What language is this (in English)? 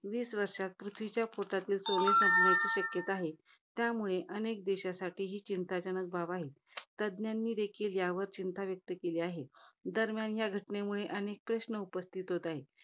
Marathi